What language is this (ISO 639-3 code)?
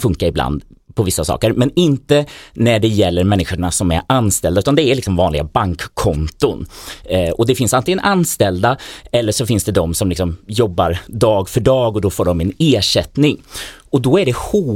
swe